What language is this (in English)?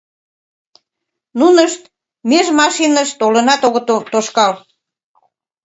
Mari